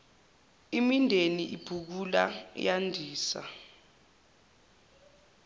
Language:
Zulu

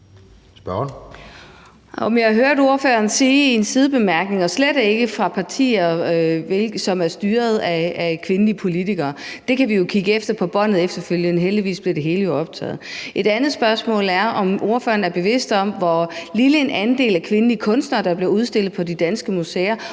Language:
Danish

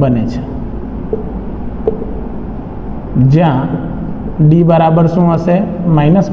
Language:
Hindi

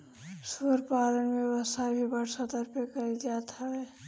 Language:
Bhojpuri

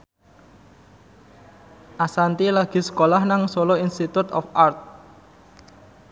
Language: Javanese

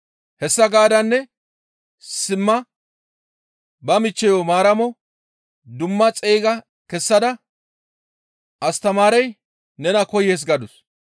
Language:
Gamo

